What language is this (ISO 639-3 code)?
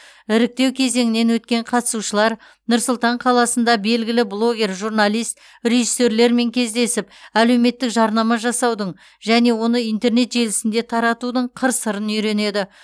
kaz